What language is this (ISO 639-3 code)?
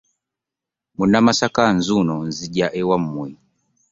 lug